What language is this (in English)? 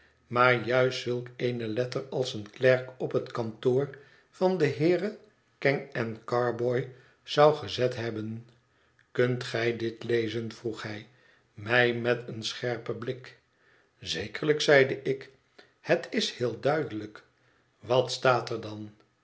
Dutch